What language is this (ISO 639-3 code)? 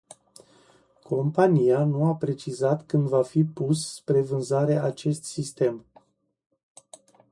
ron